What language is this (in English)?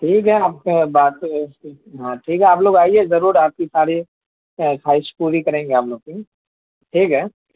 Urdu